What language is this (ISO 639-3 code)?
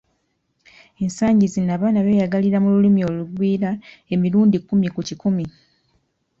lug